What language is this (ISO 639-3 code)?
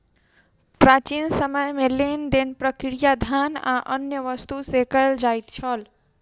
mai